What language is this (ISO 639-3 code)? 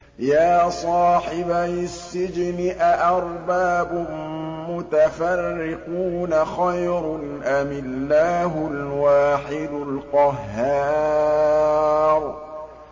ara